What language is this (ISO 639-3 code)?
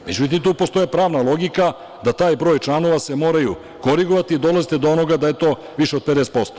srp